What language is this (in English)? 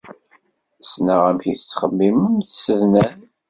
Kabyle